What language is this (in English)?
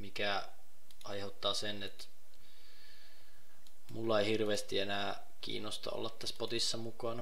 Finnish